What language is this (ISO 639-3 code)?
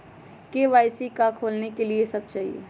mag